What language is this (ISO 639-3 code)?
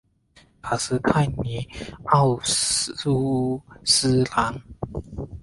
zho